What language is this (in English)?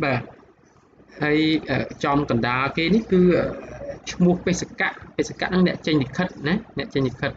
Vietnamese